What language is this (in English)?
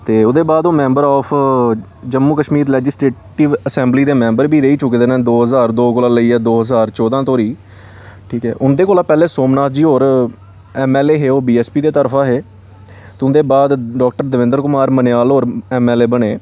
Dogri